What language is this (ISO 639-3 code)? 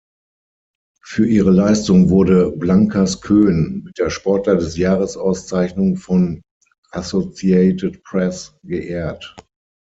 deu